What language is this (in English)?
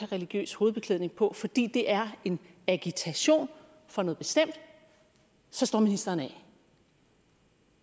Danish